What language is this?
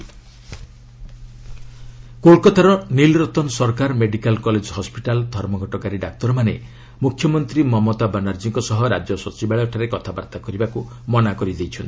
Odia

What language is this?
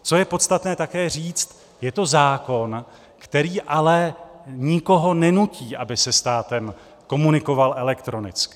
Czech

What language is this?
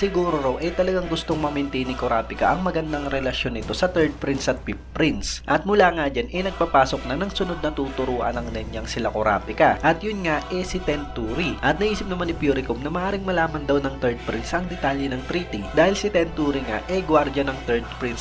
Filipino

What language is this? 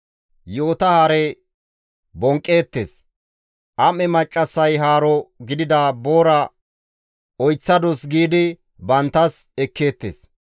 Gamo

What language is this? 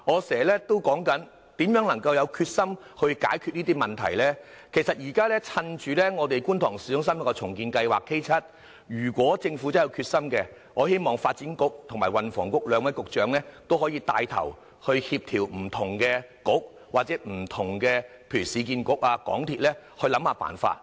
Cantonese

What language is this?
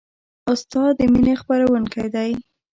Pashto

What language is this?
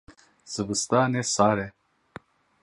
Kurdish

